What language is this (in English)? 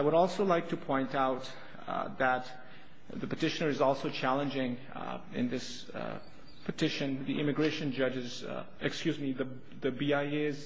English